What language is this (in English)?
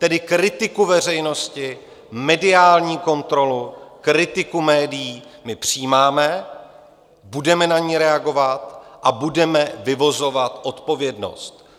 Czech